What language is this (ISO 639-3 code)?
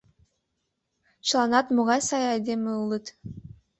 chm